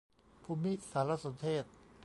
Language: Thai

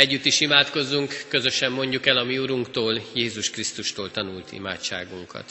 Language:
Hungarian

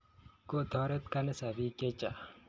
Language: Kalenjin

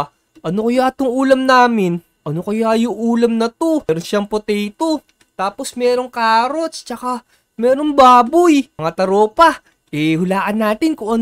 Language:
Filipino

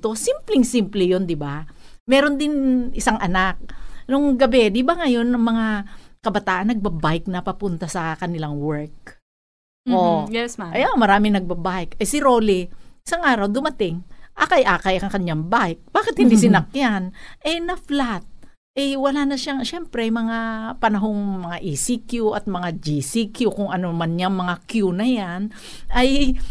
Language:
Filipino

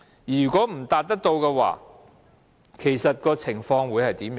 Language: Cantonese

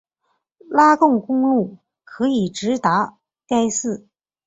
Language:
Chinese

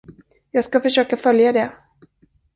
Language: Swedish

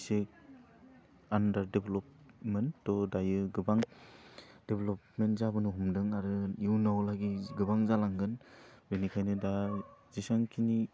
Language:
Bodo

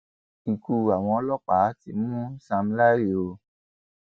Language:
Yoruba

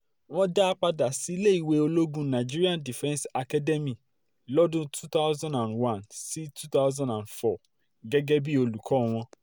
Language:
Yoruba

